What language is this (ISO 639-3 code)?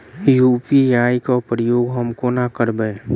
mai